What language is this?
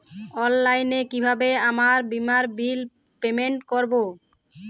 Bangla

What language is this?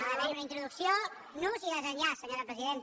Catalan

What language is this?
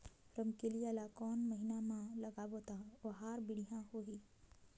Chhattisgarhi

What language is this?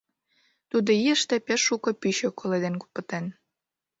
Mari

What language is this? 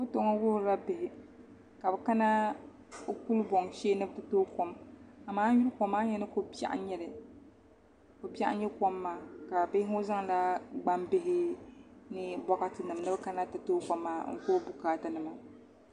Dagbani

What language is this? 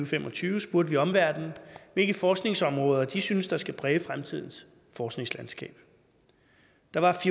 Danish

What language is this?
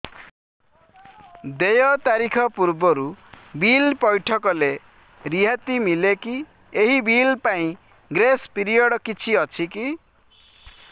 Odia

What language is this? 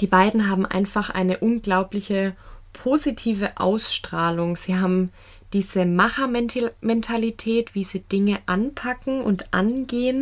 German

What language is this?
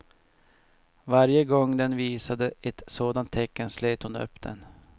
Swedish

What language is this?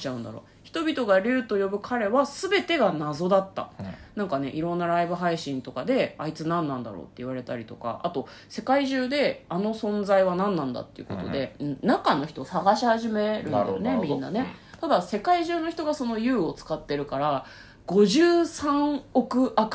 Japanese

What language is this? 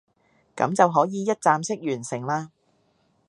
Cantonese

